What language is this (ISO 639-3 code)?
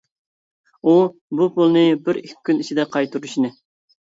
uig